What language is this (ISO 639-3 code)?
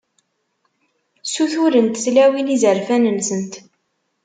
kab